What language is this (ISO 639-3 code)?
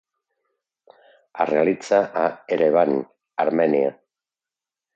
cat